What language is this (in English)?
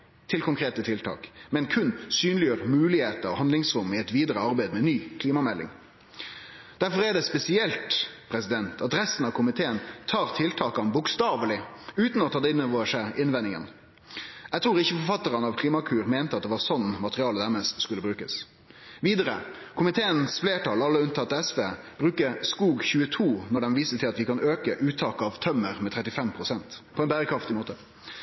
Norwegian Nynorsk